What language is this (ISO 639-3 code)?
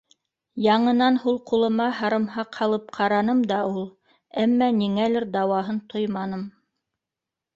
bak